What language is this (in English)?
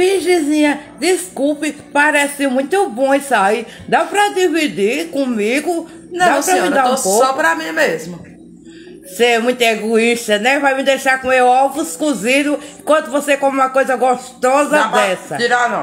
Portuguese